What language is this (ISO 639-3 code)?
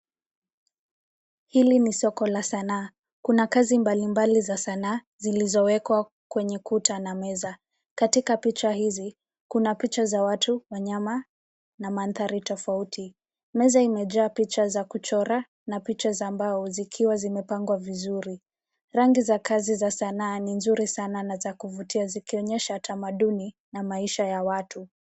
swa